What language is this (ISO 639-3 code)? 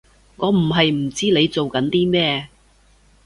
yue